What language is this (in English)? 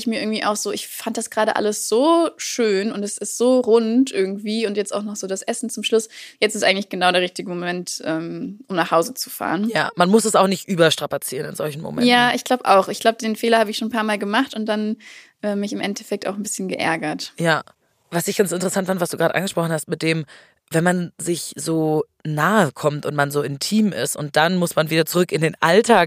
German